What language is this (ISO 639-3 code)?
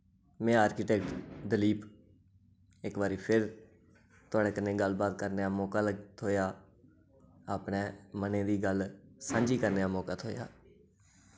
doi